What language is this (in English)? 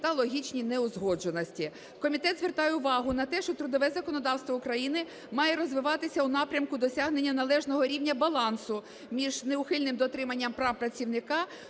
Ukrainian